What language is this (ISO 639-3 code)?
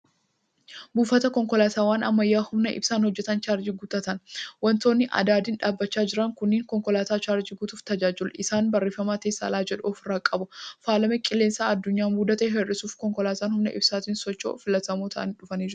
orm